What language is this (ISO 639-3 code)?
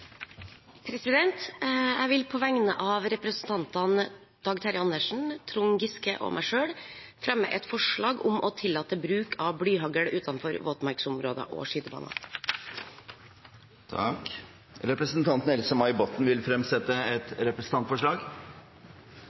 nor